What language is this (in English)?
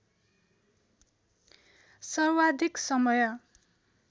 Nepali